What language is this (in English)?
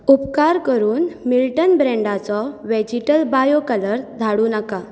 Konkani